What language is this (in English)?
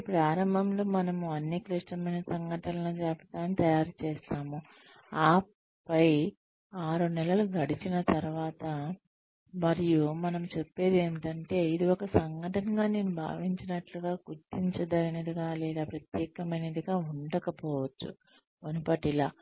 Telugu